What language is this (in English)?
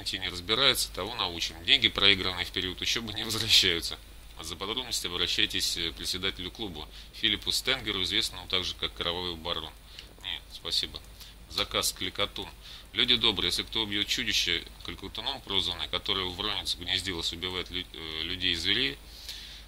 Russian